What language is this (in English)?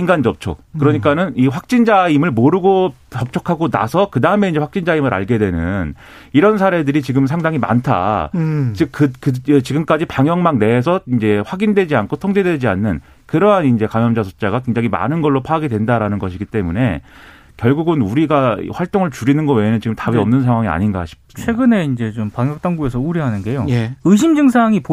Korean